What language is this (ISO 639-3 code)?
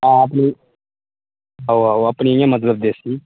doi